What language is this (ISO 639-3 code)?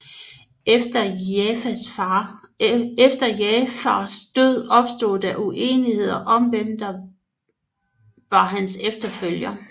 dan